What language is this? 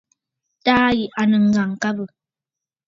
Bafut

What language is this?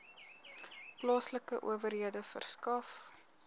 Afrikaans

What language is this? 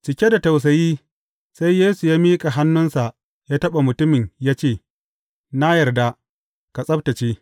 Hausa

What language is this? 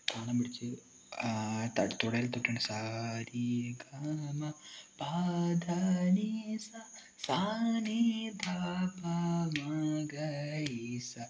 Malayalam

